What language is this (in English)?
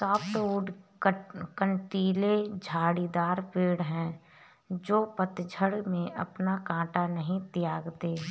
Hindi